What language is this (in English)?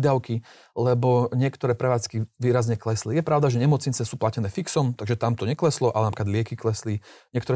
Slovak